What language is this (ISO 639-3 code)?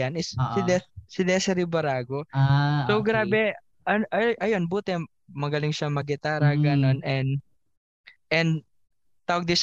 fil